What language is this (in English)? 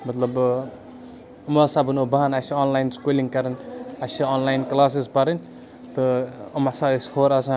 Kashmiri